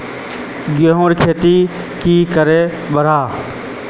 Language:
Magahi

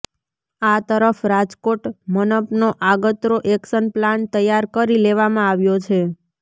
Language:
Gujarati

